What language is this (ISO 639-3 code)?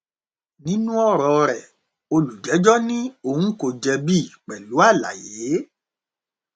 yor